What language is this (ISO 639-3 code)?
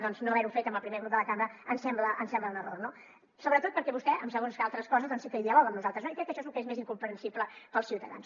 cat